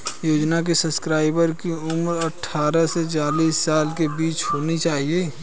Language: Hindi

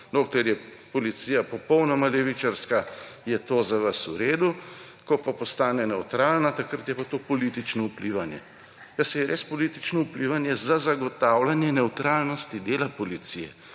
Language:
Slovenian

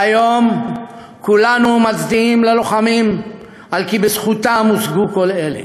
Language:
Hebrew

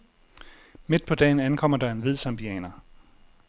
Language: Danish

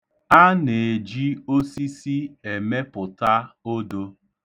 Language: Igbo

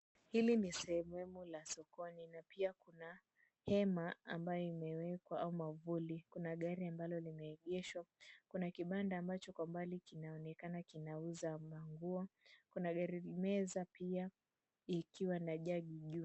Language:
Swahili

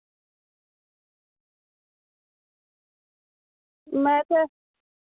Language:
Dogri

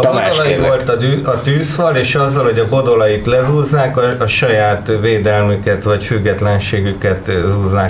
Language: Hungarian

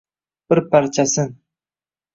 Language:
Uzbek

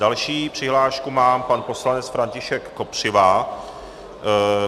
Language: Czech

